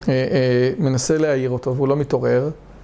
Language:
Hebrew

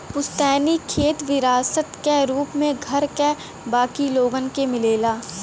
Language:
Bhojpuri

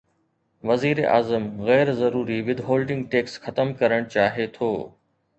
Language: Sindhi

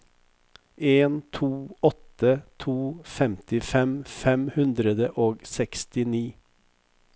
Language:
Norwegian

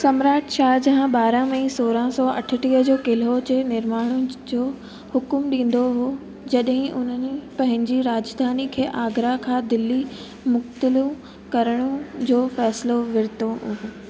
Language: Sindhi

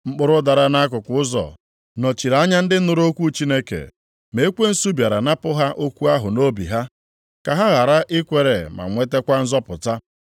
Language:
Igbo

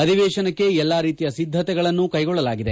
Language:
Kannada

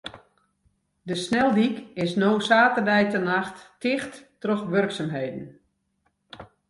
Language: Western Frisian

